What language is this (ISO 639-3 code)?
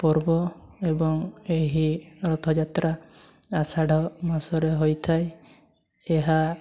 ori